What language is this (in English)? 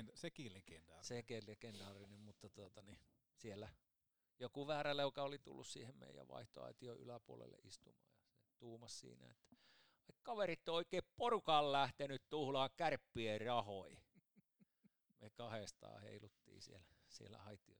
Finnish